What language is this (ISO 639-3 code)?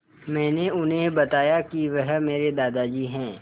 hin